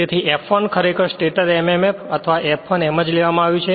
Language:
Gujarati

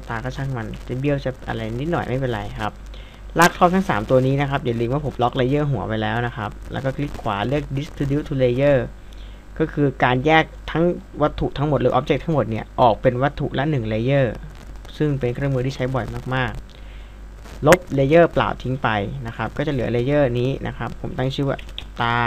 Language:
Thai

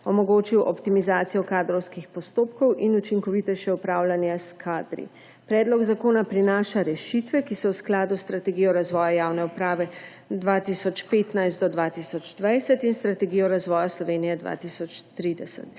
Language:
Slovenian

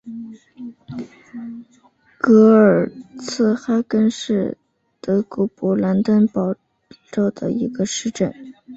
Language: Chinese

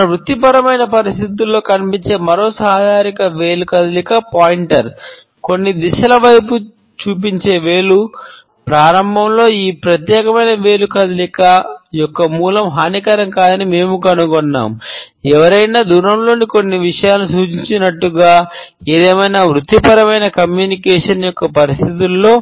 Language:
Telugu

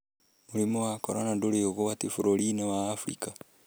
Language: Kikuyu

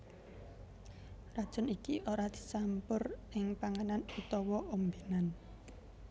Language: Javanese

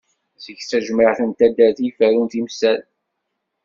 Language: Kabyle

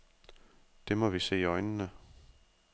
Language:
Danish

